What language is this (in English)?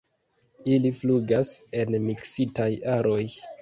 Esperanto